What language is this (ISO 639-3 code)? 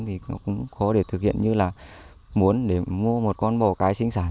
vie